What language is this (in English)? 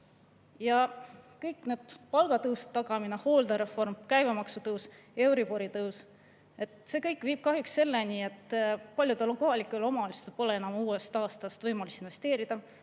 Estonian